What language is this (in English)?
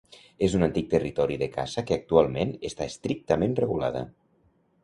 Catalan